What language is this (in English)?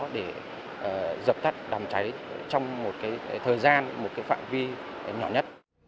Vietnamese